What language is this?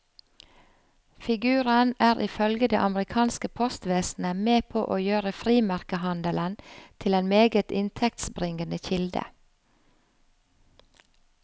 Norwegian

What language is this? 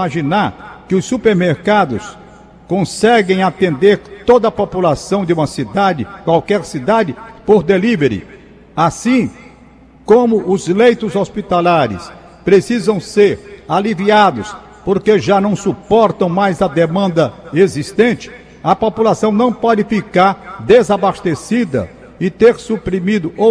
Portuguese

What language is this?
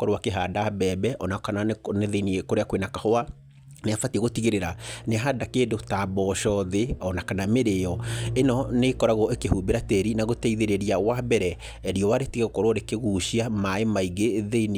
Kikuyu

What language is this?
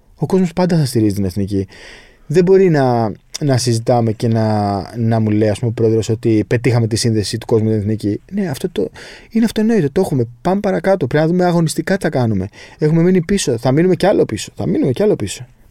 Greek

